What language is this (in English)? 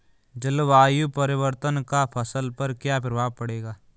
Hindi